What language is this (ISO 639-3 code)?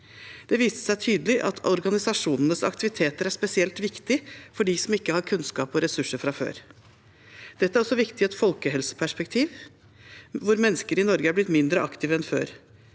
nor